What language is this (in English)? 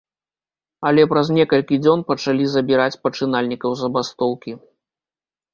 Belarusian